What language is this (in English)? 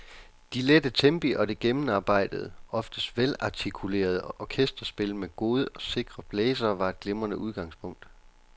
Danish